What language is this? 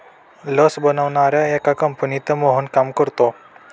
Marathi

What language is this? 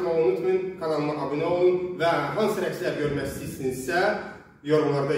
Turkish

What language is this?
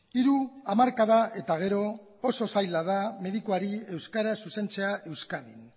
Basque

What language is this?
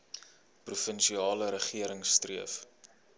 Afrikaans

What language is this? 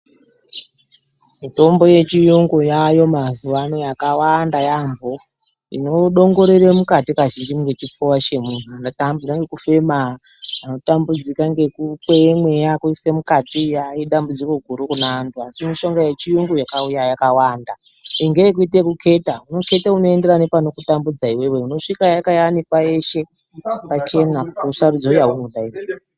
Ndau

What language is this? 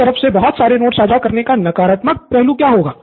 Hindi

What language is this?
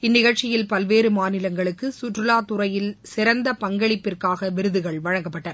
Tamil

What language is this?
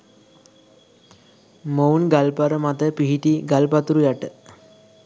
Sinhala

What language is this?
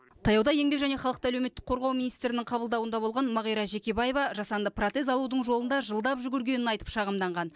Kazakh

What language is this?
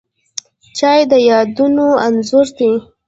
Pashto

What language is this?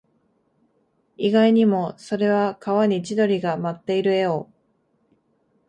Japanese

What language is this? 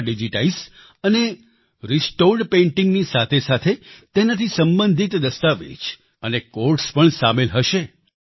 Gujarati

